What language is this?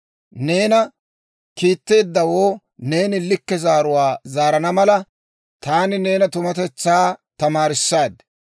Dawro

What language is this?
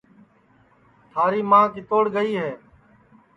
Sansi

